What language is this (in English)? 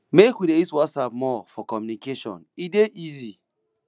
Nigerian Pidgin